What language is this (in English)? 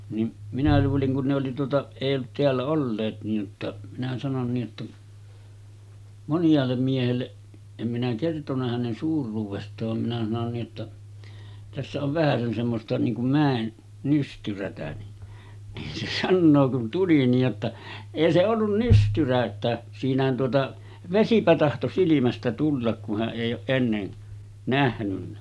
Finnish